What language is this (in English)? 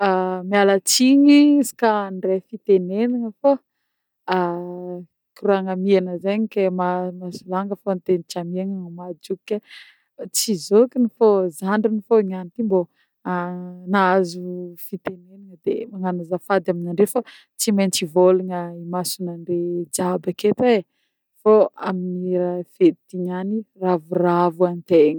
Northern Betsimisaraka Malagasy